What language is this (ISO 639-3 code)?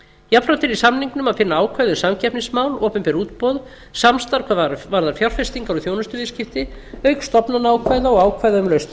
isl